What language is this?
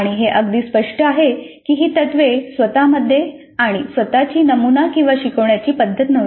Marathi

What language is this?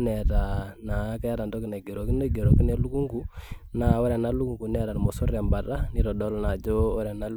Masai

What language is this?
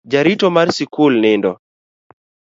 Luo (Kenya and Tanzania)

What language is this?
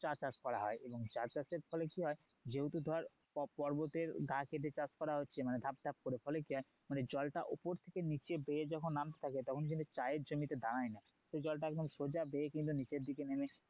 Bangla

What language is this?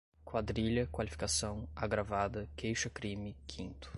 Portuguese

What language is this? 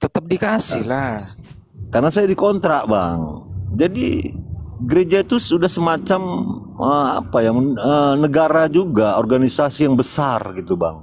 Indonesian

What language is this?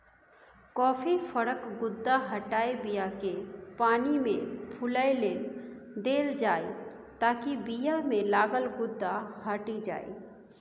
Maithili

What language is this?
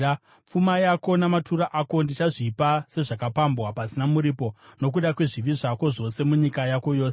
Shona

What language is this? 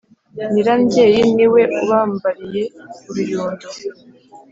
Kinyarwanda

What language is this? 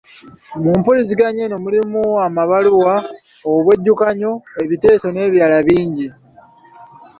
Ganda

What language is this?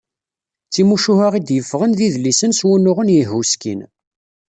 Kabyle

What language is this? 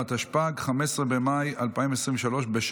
Hebrew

